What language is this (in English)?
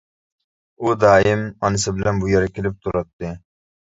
Uyghur